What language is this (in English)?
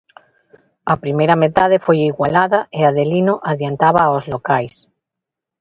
Galician